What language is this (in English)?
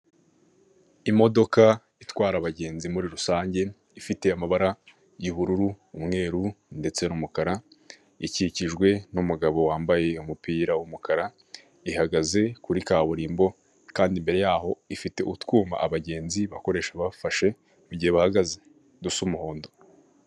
Kinyarwanda